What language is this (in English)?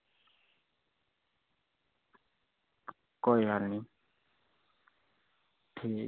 Dogri